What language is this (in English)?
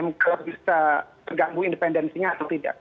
Indonesian